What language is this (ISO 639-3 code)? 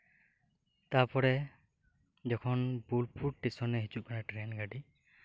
sat